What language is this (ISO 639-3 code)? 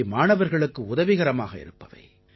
tam